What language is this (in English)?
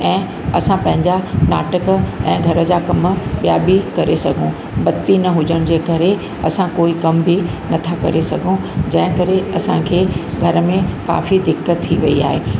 Sindhi